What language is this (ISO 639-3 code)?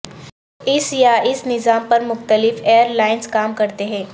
urd